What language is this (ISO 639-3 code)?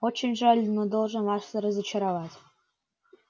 rus